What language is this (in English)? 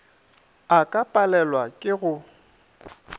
Northern Sotho